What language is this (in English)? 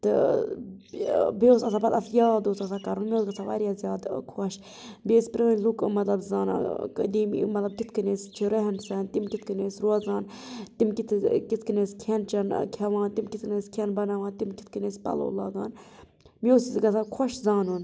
Kashmiri